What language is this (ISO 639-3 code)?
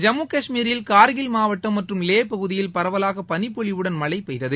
tam